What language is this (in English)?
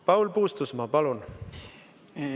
Estonian